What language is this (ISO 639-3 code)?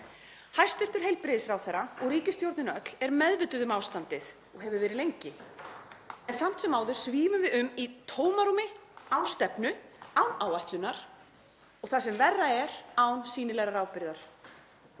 isl